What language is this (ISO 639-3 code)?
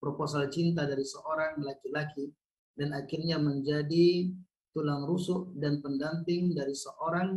ind